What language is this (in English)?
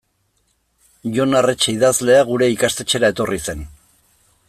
Basque